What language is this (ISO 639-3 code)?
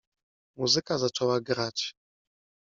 pol